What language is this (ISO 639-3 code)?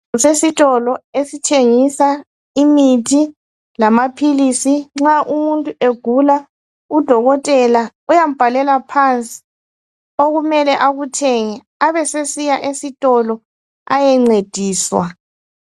nde